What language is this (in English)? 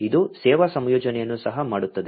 Kannada